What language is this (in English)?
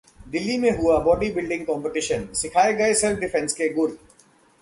Hindi